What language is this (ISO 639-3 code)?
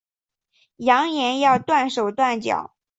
zho